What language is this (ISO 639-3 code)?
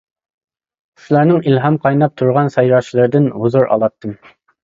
uig